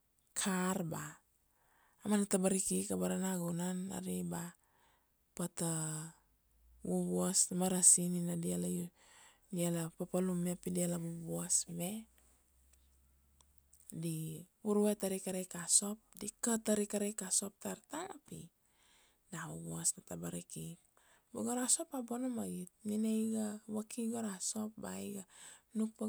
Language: Kuanua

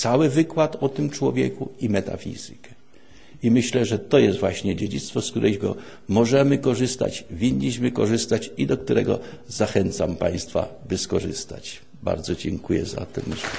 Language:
Polish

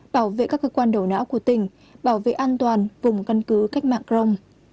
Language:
Vietnamese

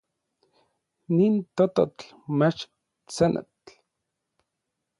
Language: Orizaba Nahuatl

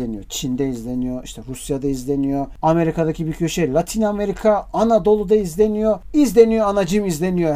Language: Turkish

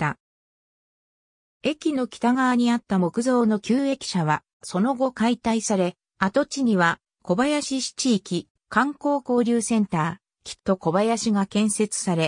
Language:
Japanese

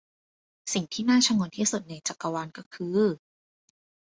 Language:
Thai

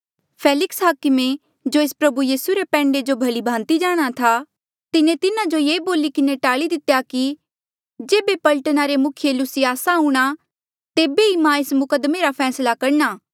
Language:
Mandeali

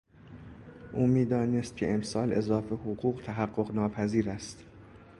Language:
Persian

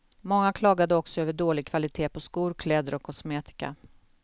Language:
Swedish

